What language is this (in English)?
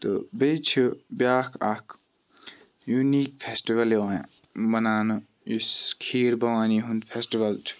Kashmiri